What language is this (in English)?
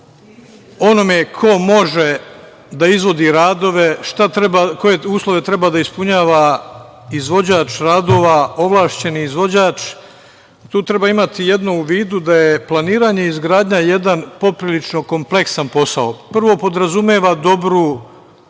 Serbian